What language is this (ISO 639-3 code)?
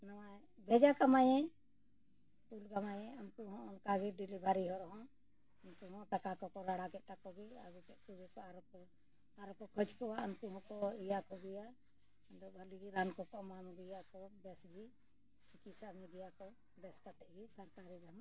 sat